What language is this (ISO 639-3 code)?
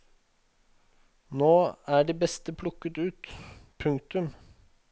nor